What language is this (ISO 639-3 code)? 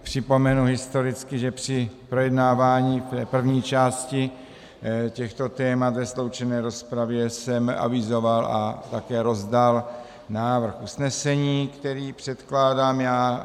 ces